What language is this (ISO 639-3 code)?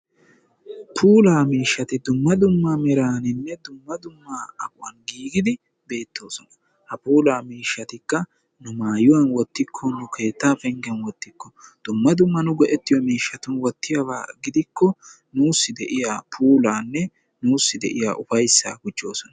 wal